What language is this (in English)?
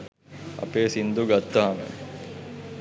Sinhala